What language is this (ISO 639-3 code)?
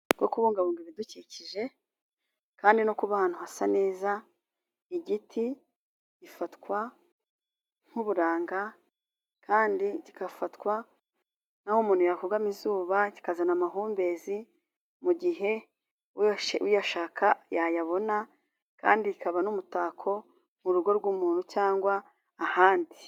kin